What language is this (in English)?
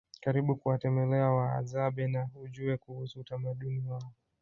Swahili